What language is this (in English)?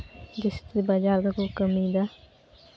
Santali